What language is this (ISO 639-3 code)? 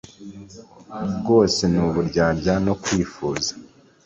kin